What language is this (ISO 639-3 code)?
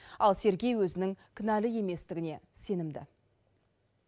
kaz